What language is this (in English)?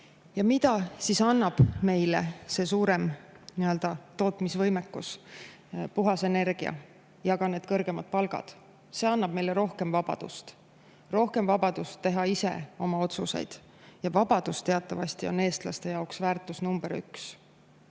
Estonian